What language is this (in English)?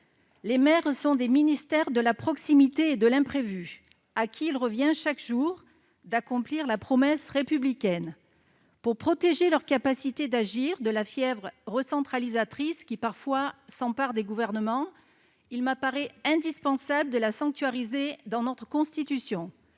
French